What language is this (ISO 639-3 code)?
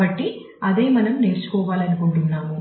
tel